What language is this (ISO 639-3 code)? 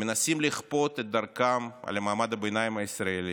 heb